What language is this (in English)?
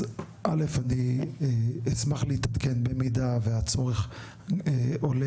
Hebrew